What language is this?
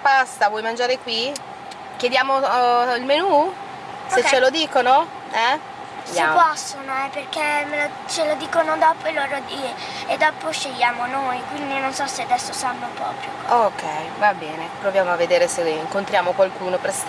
Italian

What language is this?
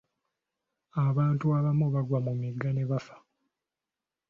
Ganda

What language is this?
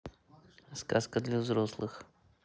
Russian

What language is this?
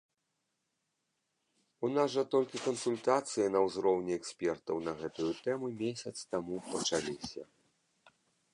Belarusian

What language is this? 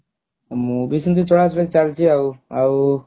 Odia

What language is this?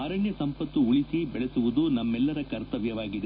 Kannada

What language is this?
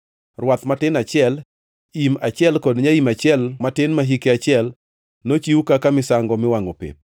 Luo (Kenya and Tanzania)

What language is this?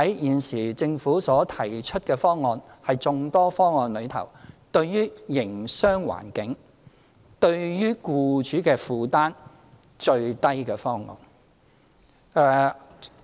Cantonese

